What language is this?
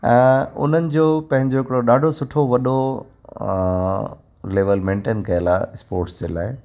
Sindhi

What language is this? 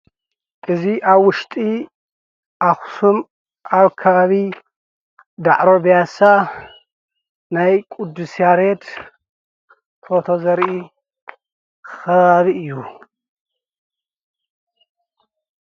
Tigrinya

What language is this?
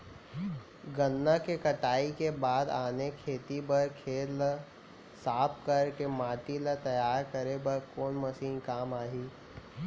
Chhattisgarhi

